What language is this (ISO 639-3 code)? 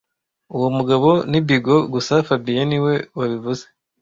kin